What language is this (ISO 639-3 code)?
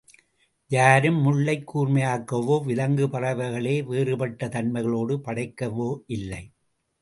tam